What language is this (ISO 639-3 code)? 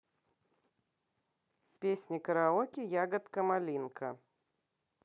rus